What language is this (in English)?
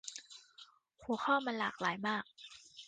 Thai